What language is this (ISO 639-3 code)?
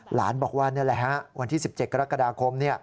tha